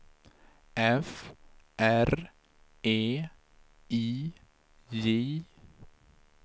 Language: Swedish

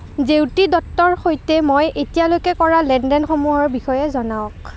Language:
Assamese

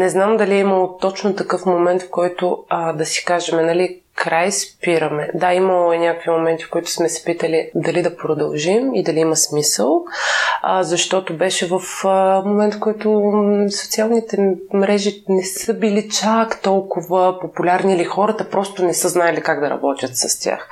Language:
Bulgarian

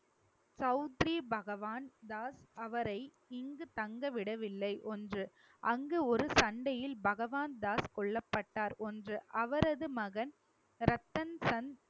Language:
Tamil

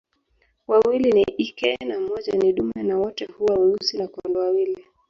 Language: Swahili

